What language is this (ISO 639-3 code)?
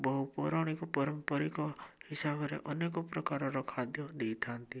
ori